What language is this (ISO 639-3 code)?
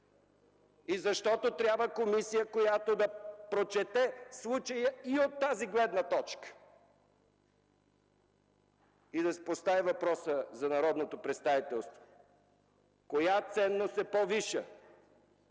bul